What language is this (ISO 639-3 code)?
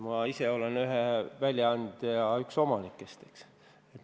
est